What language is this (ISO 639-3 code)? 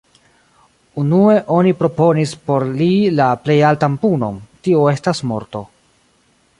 epo